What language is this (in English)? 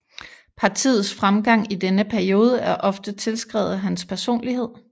Danish